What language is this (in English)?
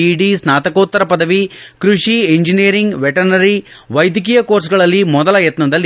Kannada